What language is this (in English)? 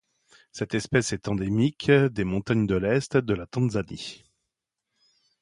French